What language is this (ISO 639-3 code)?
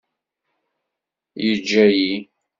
kab